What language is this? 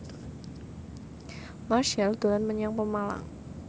Javanese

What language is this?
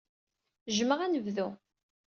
Kabyle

